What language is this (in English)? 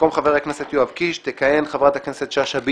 Hebrew